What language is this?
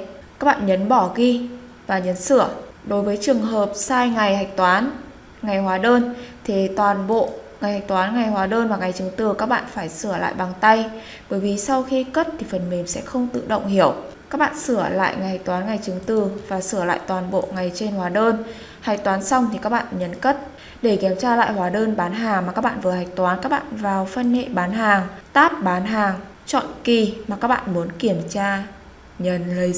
Vietnamese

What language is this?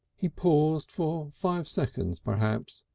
English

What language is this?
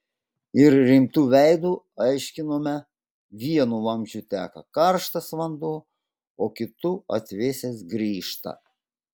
Lithuanian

